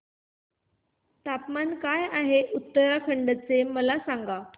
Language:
Marathi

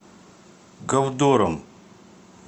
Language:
Russian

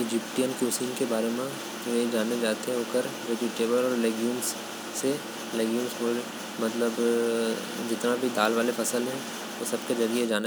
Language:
Korwa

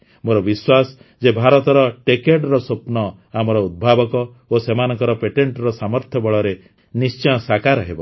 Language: Odia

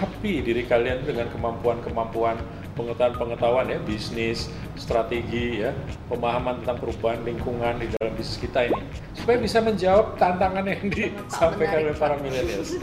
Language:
Indonesian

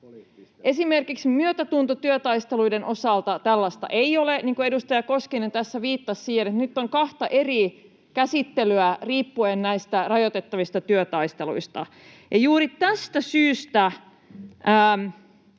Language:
Finnish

